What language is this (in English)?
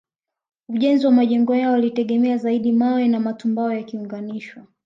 Swahili